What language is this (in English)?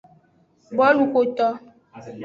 Aja (Benin)